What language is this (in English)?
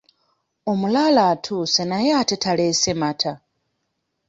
Ganda